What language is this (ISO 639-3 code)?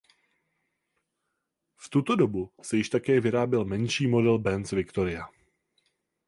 ces